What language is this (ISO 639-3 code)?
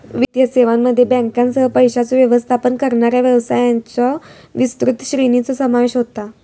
mar